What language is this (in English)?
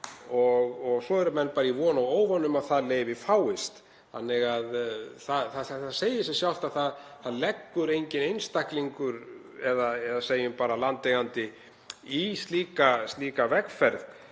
Icelandic